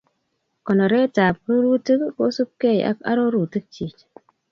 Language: Kalenjin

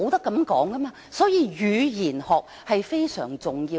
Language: Cantonese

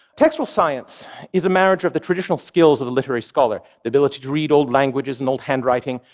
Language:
English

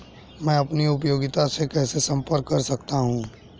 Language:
Hindi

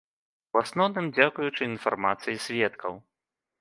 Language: Belarusian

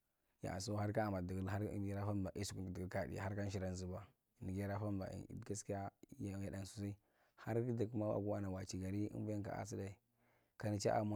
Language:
Marghi Central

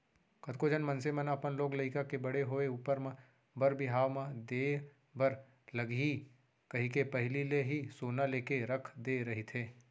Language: Chhattisgarhi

